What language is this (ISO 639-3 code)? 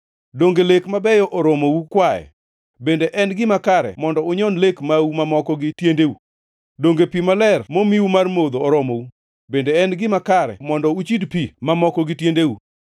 luo